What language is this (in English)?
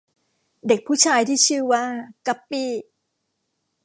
Thai